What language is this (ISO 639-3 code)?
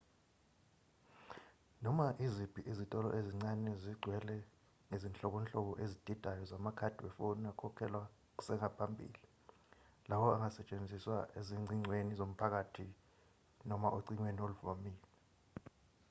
zul